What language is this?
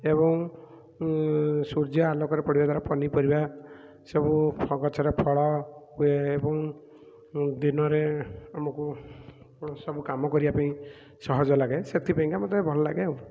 Odia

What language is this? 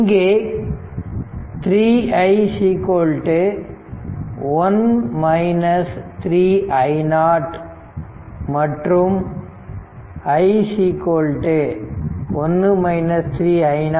Tamil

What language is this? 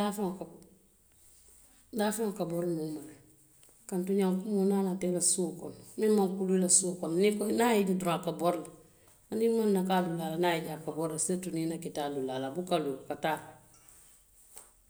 Western Maninkakan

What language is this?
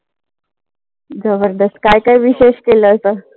Marathi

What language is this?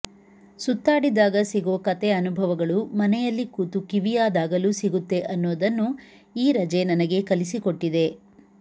Kannada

